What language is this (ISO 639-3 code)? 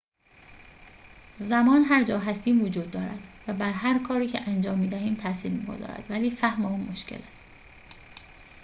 fas